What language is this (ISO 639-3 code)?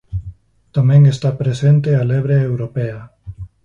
glg